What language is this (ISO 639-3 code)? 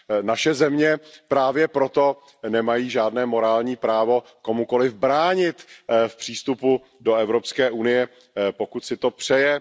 ces